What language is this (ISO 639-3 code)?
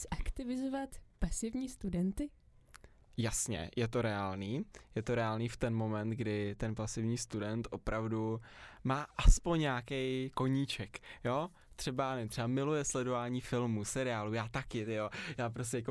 ces